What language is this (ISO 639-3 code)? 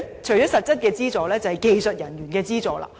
yue